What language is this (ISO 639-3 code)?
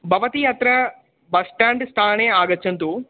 san